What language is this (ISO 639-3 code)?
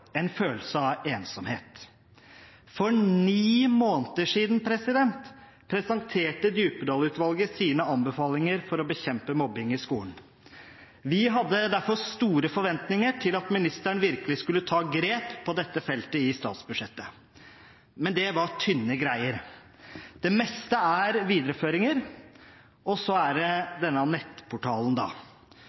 nob